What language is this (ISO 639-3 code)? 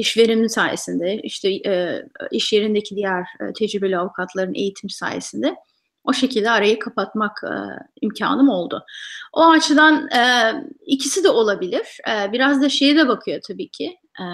tur